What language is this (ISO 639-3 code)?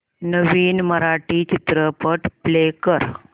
mar